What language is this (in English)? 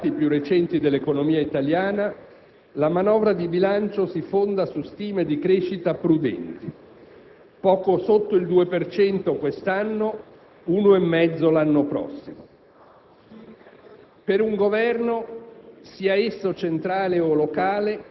Italian